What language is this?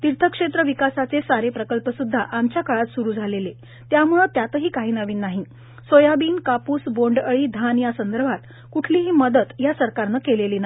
Marathi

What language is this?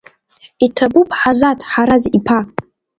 Abkhazian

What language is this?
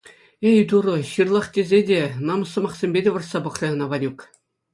Chuvash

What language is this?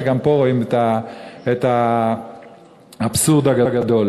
Hebrew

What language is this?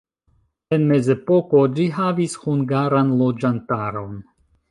Esperanto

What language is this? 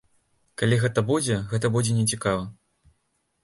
Belarusian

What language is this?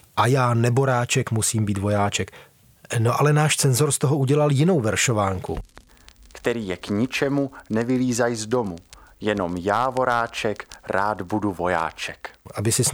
Czech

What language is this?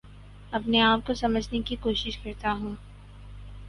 Urdu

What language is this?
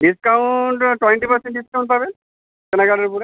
Bangla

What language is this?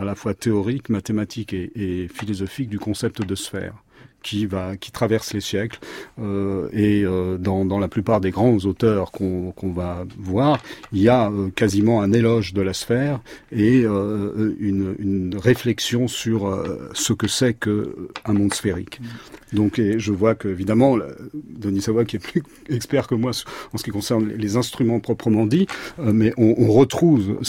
French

